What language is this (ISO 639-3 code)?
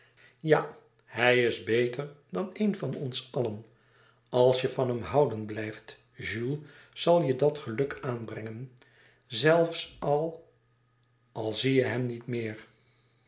nld